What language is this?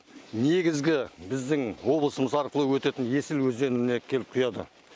Kazakh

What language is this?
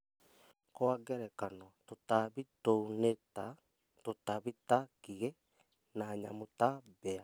Kikuyu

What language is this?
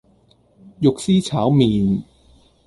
Cantonese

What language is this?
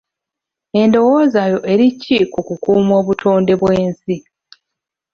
Ganda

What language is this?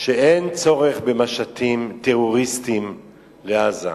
Hebrew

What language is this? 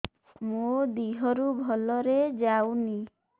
Odia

